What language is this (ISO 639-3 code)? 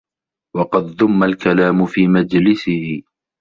ara